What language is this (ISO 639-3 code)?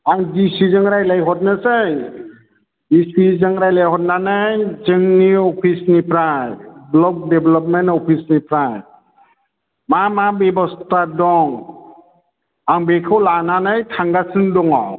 brx